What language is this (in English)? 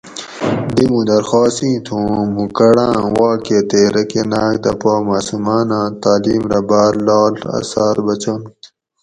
Gawri